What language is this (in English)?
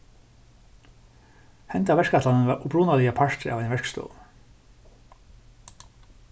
Faroese